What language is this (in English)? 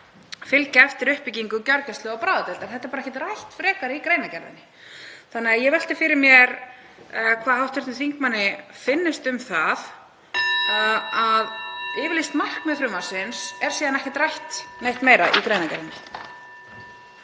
Icelandic